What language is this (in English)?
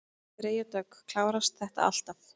Icelandic